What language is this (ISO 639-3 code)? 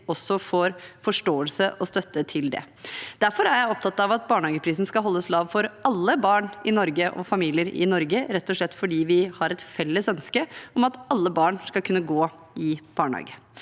nor